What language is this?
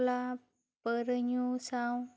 Santali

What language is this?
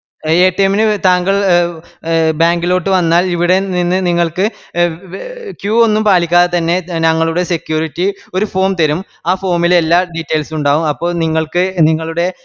Malayalam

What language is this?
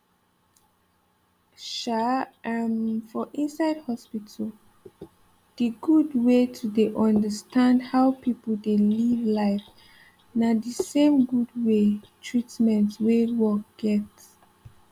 Nigerian Pidgin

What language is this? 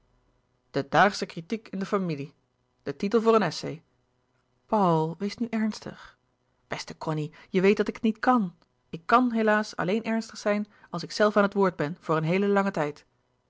Dutch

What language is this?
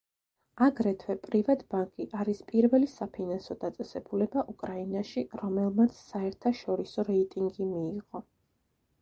Georgian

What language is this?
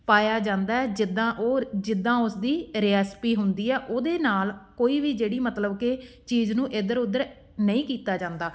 Punjabi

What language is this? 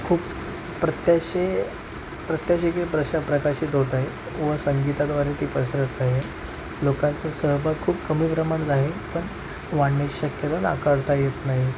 Marathi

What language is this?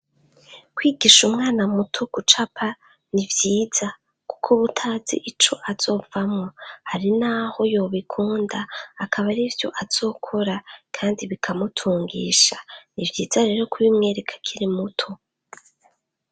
Rundi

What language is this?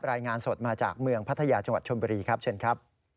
Thai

